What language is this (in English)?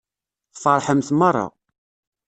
Kabyle